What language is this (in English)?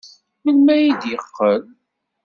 Kabyle